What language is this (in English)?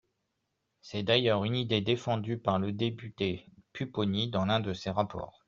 French